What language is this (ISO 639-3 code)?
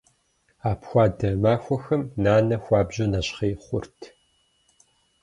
kbd